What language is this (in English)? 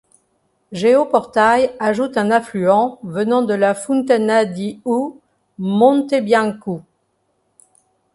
French